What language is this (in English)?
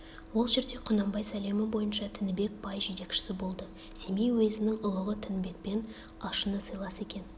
Kazakh